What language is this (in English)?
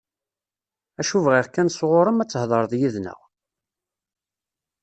Kabyle